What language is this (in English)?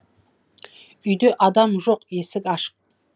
Kazakh